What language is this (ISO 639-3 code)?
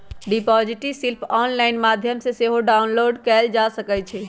mag